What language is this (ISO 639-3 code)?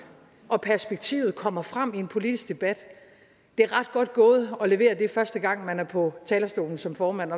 dan